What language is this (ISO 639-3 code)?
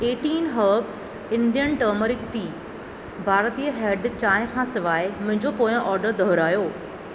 snd